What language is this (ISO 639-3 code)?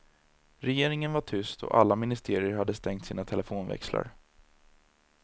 swe